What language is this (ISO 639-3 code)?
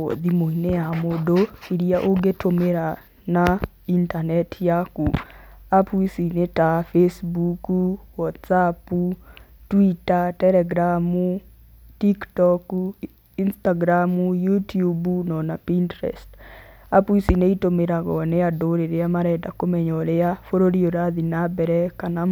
kik